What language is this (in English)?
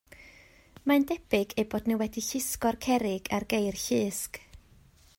Welsh